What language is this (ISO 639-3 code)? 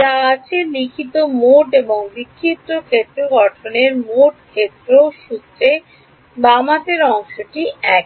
ben